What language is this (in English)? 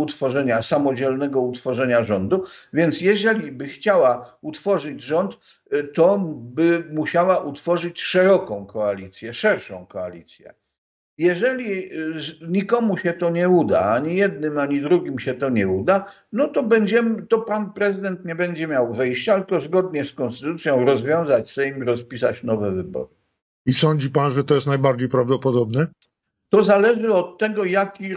Polish